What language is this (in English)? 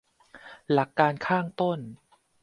Thai